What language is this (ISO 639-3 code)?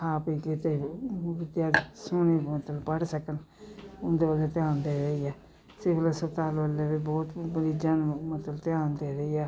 pan